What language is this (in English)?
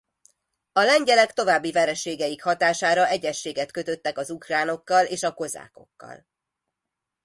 Hungarian